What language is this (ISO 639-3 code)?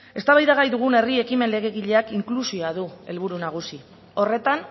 eus